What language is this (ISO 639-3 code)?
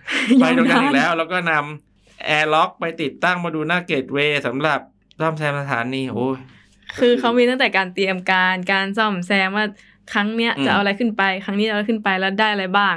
tha